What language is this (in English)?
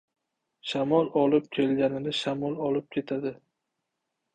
Uzbek